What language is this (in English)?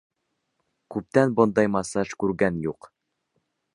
Bashkir